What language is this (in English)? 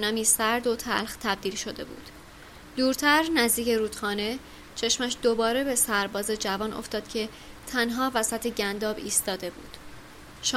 Persian